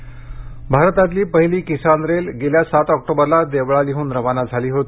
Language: Marathi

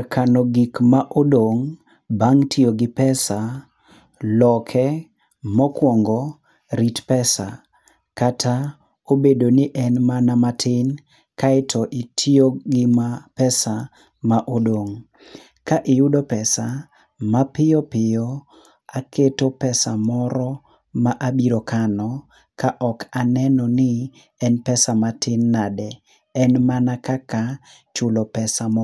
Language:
Luo (Kenya and Tanzania)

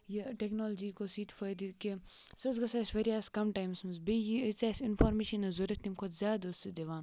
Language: Kashmiri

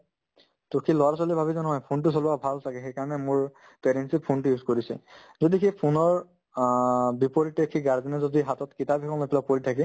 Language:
Assamese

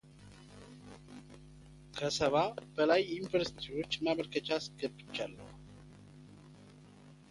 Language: Amharic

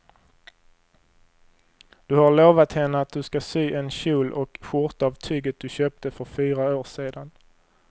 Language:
Swedish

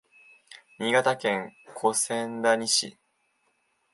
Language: Japanese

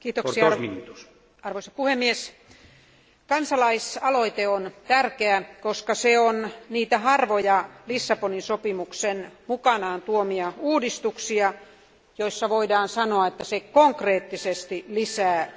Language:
Finnish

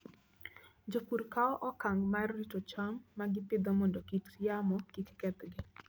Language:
Luo (Kenya and Tanzania)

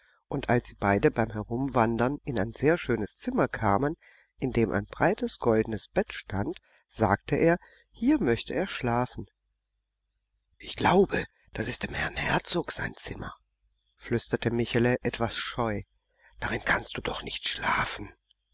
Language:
German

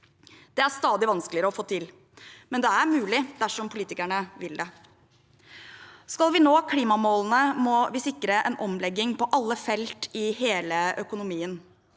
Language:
Norwegian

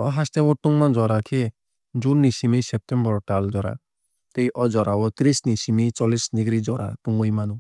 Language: Kok Borok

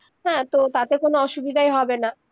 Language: Bangla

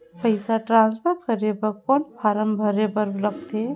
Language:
Chhattisgarhi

